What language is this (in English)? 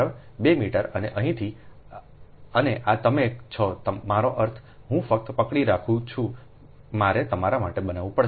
Gujarati